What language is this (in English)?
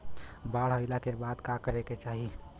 Bhojpuri